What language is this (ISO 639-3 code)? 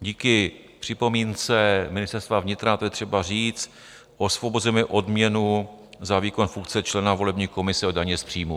ces